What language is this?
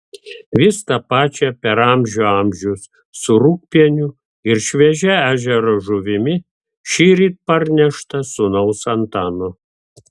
Lithuanian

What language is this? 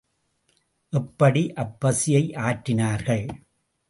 Tamil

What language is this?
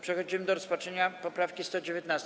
Polish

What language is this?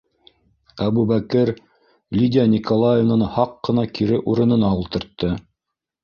Bashkir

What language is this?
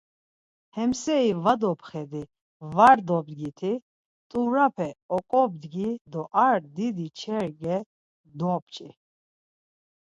Laz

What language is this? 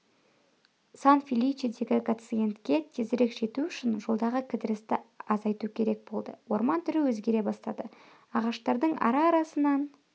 Kazakh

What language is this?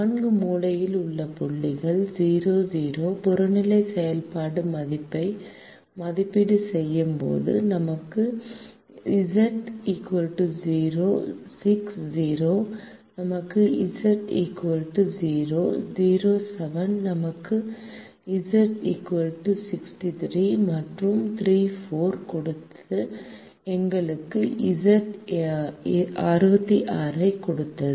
Tamil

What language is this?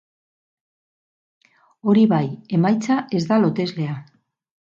Basque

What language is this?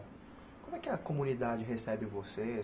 Portuguese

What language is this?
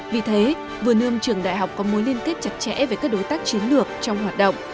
Vietnamese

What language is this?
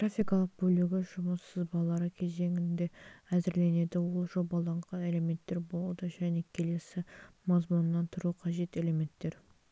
Kazakh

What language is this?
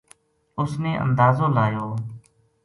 Gujari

